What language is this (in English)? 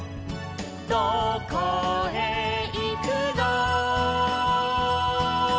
Japanese